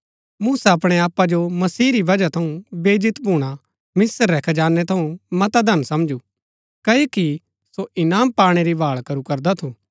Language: Gaddi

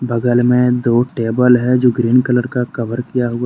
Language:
Hindi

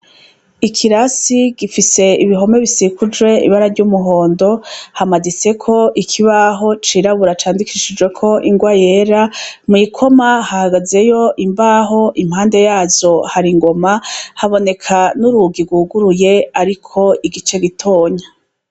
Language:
Rundi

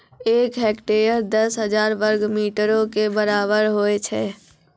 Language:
Maithili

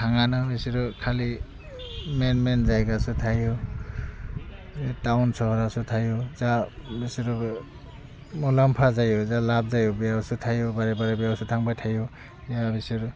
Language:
Bodo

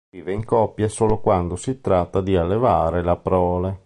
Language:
Italian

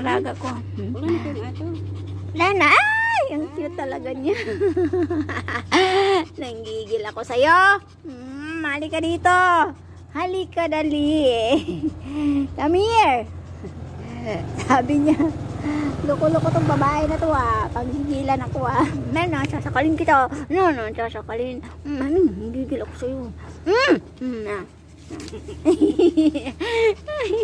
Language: Filipino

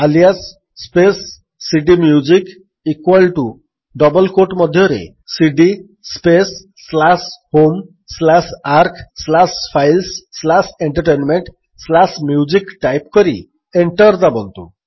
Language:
Odia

